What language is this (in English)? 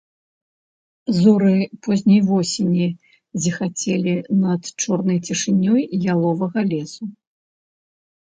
Belarusian